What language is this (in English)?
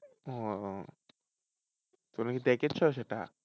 Bangla